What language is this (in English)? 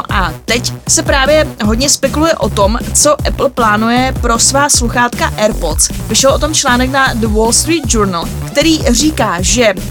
Czech